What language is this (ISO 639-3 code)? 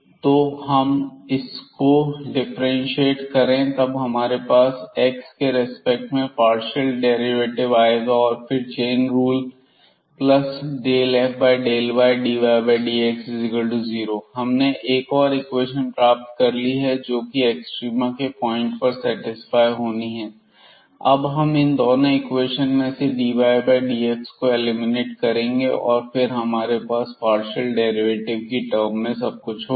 hin